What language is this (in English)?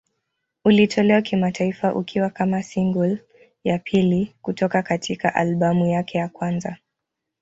Swahili